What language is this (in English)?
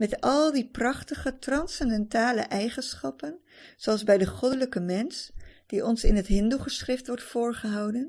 Dutch